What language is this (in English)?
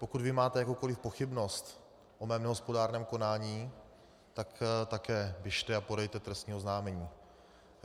Czech